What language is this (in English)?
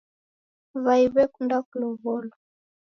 Taita